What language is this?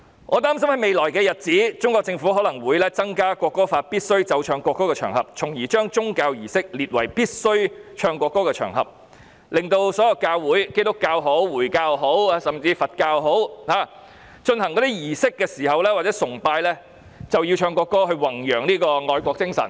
Cantonese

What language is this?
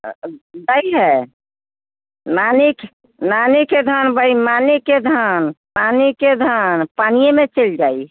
Maithili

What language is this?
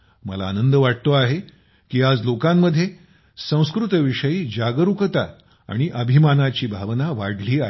Marathi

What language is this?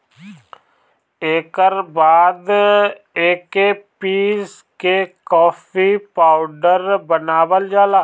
Bhojpuri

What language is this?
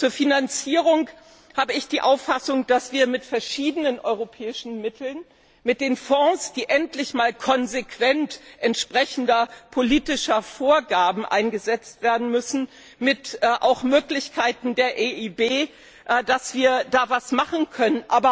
German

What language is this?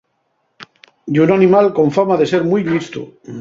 Asturian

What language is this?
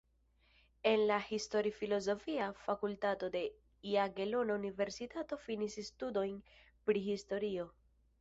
Esperanto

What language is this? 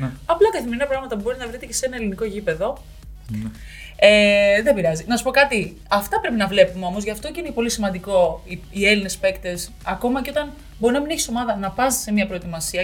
Greek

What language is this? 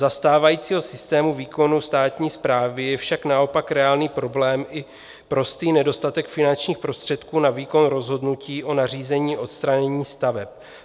Czech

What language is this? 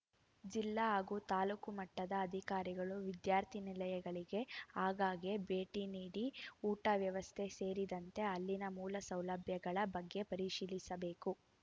Kannada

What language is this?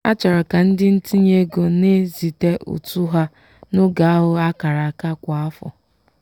Igbo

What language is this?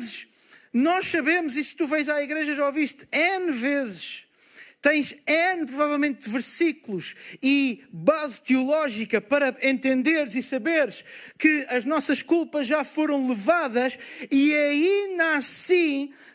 Portuguese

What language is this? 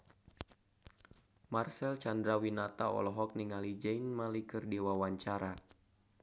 Sundanese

